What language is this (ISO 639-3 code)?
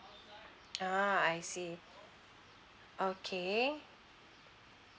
eng